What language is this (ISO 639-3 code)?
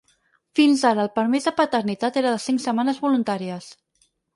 cat